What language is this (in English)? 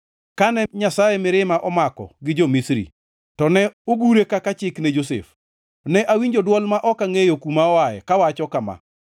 Luo (Kenya and Tanzania)